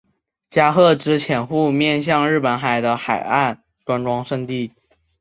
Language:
Chinese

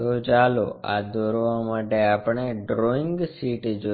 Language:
Gujarati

